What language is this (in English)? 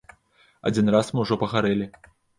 Belarusian